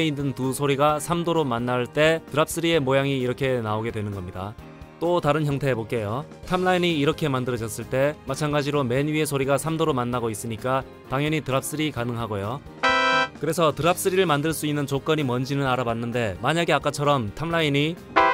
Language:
Korean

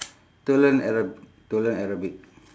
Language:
English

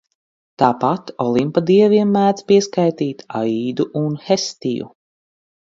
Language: Latvian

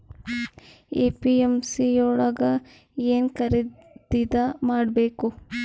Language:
Kannada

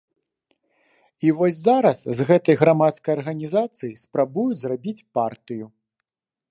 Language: Belarusian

